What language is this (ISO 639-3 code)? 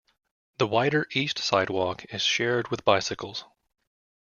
eng